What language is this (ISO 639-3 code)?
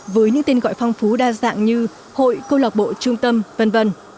vie